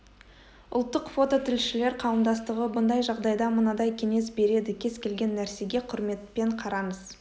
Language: Kazakh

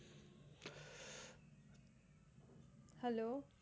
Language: Gujarati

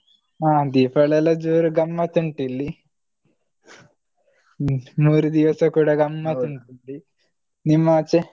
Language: Kannada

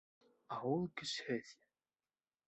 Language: Bashkir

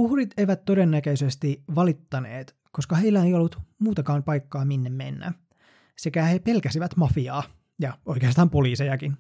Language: Finnish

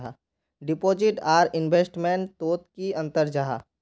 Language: Magahi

